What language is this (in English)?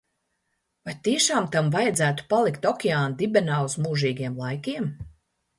Latvian